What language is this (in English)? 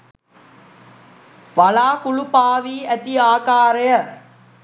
Sinhala